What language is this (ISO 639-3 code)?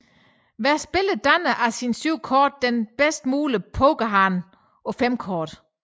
dan